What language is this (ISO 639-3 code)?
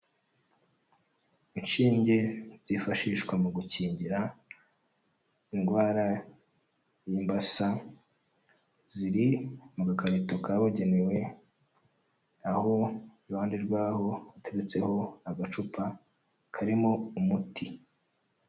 kin